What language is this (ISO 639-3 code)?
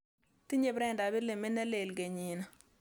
kln